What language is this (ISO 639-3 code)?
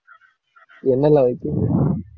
tam